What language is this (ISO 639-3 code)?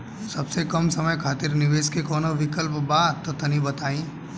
bho